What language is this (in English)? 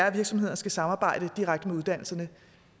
Danish